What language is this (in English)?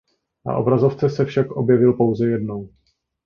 Czech